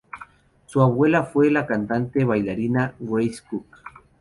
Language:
Spanish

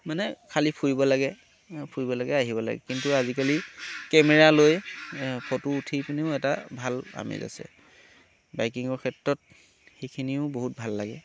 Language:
Assamese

